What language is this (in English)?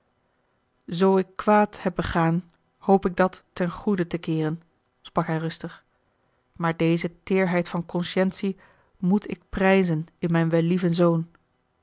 Dutch